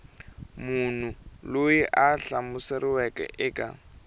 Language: Tsonga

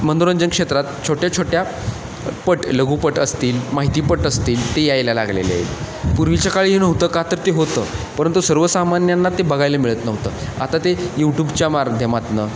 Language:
Marathi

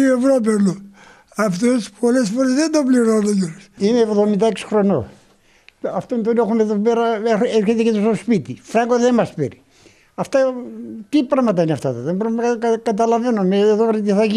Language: Greek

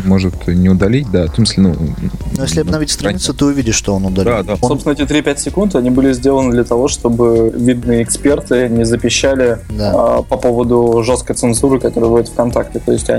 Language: Russian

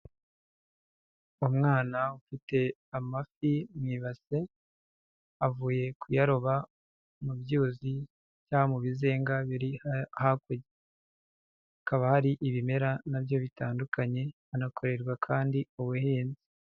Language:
Kinyarwanda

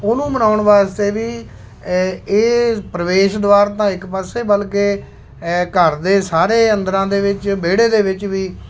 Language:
Punjabi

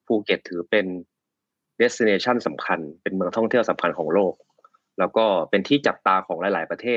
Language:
Thai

